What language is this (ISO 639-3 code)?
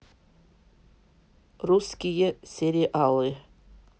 rus